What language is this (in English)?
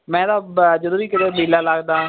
Punjabi